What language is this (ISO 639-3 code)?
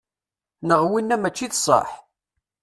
kab